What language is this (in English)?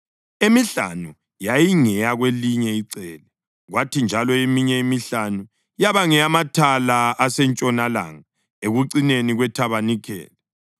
North Ndebele